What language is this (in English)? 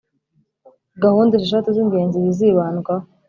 Kinyarwanda